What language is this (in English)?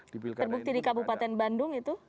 Indonesian